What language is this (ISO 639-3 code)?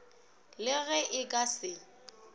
nso